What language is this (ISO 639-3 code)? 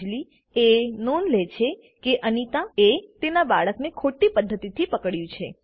guj